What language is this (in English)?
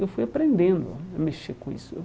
Portuguese